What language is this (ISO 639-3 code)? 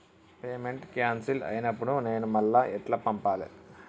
tel